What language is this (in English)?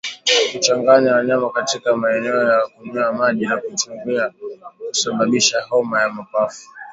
Swahili